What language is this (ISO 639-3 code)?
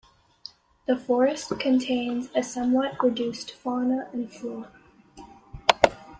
eng